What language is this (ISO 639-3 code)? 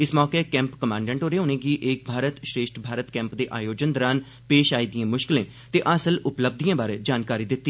doi